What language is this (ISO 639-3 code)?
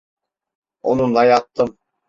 tur